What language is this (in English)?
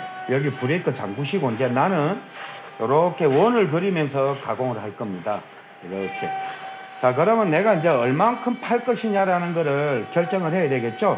Korean